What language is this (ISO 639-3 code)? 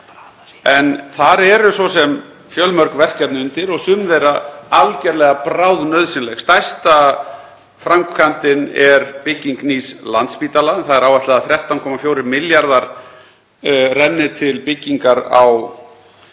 isl